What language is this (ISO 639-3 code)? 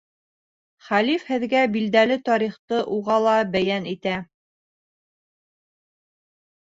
bak